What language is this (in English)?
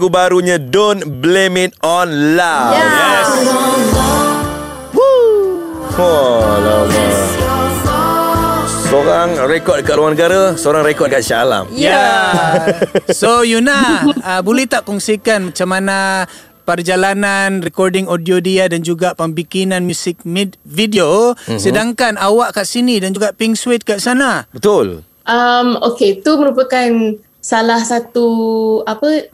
Malay